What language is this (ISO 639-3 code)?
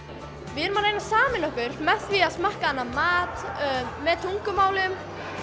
isl